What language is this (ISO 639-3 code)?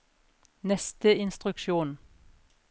nor